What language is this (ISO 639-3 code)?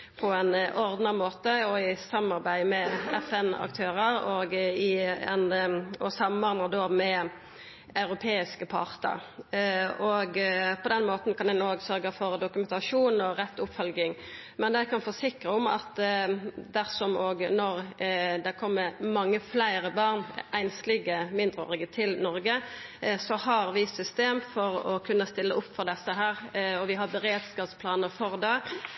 nno